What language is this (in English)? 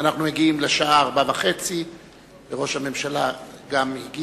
Hebrew